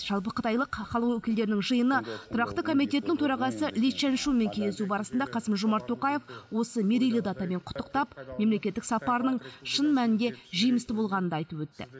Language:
Kazakh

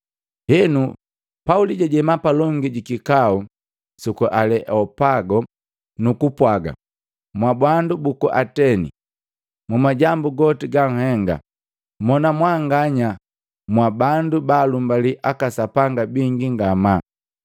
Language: Matengo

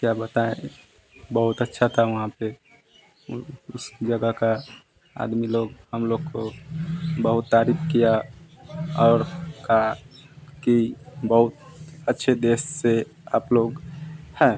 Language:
Hindi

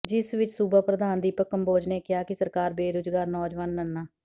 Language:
Punjabi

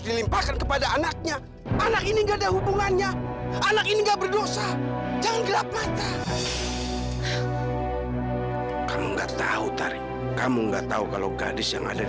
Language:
Indonesian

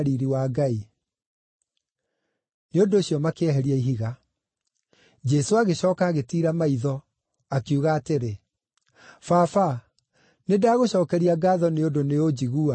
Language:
Kikuyu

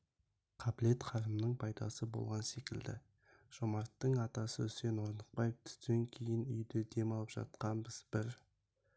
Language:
Kazakh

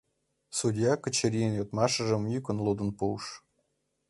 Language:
Mari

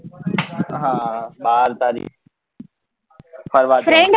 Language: Gujarati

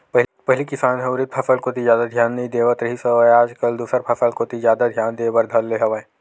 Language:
Chhattisgarhi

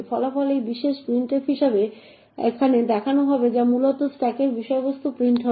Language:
Bangla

